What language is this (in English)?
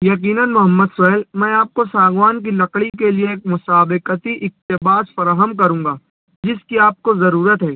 Urdu